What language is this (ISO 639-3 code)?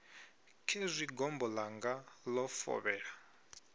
ven